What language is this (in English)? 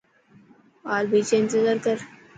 Dhatki